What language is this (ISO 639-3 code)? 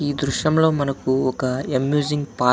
tel